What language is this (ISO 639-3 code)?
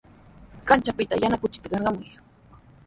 qws